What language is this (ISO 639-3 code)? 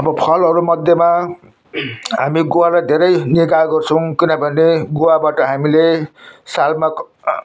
nep